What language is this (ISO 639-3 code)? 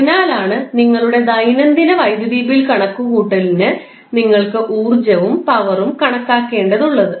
mal